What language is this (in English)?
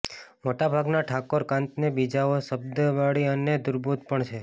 Gujarati